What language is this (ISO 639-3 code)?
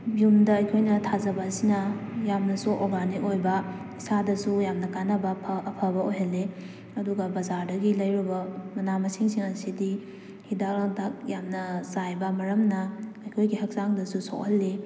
mni